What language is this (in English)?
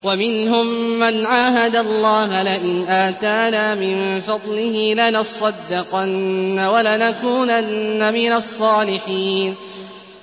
Arabic